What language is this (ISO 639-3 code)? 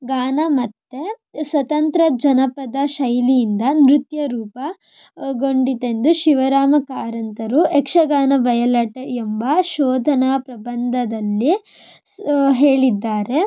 kan